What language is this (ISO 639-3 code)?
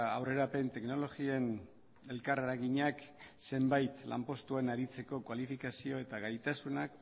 eus